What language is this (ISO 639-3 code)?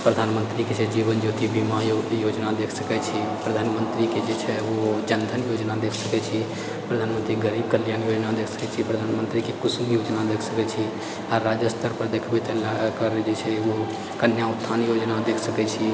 mai